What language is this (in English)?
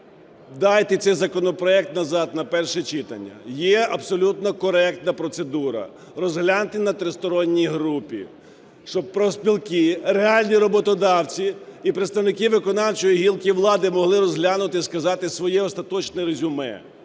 Ukrainian